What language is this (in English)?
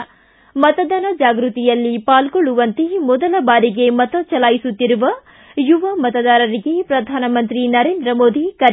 Kannada